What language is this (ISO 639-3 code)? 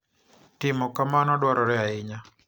luo